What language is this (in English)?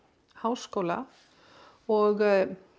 Icelandic